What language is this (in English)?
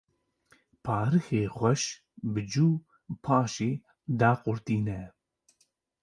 Kurdish